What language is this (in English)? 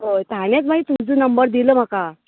Konkani